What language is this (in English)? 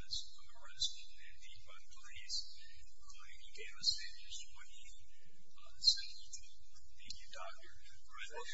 English